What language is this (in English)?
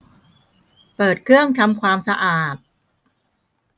Thai